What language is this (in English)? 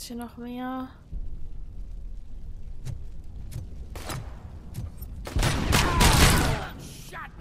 German